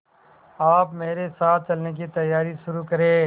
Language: Hindi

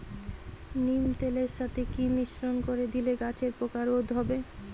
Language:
Bangla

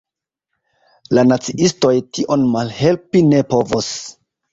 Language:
Esperanto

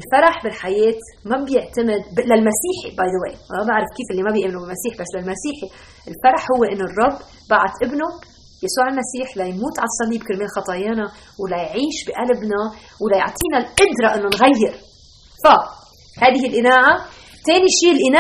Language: Arabic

